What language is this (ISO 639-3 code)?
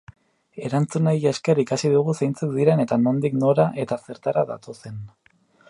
eus